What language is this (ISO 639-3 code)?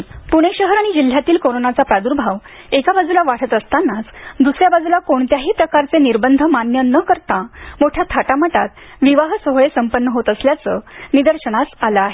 mar